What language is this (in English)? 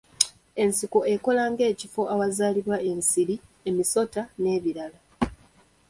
Ganda